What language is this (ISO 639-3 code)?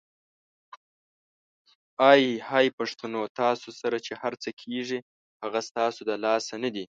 pus